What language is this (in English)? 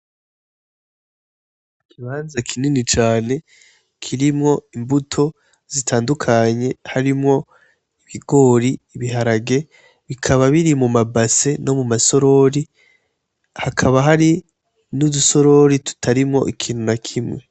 Rundi